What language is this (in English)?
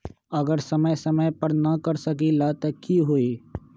Magahi